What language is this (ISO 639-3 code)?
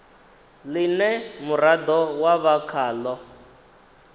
ven